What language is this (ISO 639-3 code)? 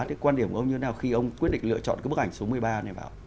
vie